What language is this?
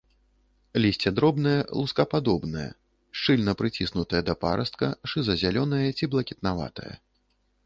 Belarusian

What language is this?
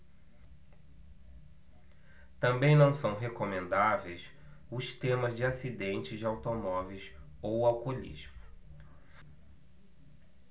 Portuguese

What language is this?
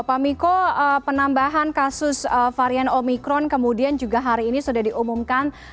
Indonesian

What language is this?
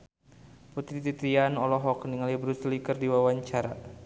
Sundanese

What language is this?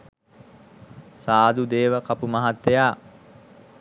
Sinhala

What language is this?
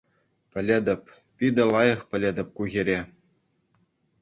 Chuvash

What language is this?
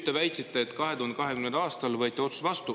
Estonian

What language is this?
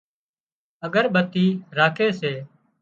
Wadiyara Koli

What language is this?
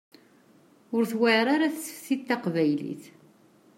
Kabyle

